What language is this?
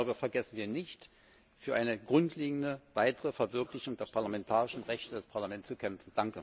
German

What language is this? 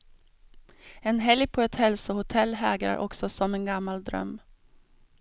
Swedish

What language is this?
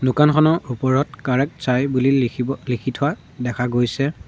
Assamese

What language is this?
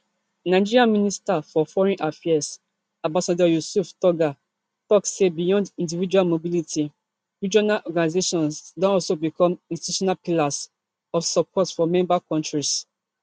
Nigerian Pidgin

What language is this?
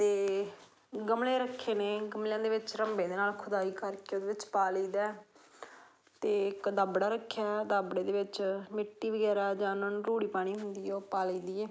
Punjabi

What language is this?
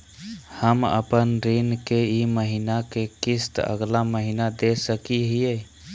Magahi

